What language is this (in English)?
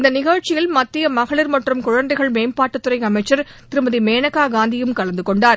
Tamil